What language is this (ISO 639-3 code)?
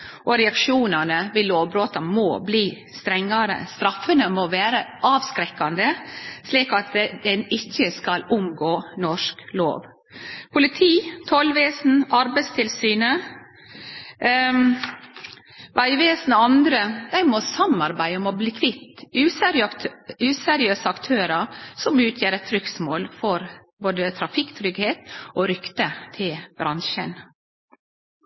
nno